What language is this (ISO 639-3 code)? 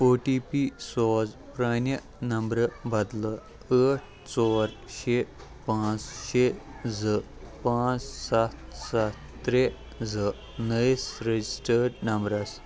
kas